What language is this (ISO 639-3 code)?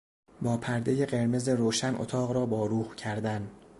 fas